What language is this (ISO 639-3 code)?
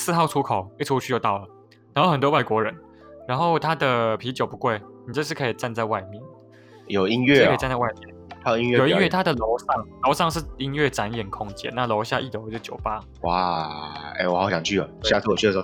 zho